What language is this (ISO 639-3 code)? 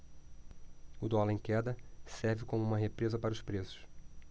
por